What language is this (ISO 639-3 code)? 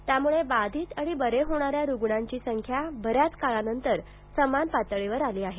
mar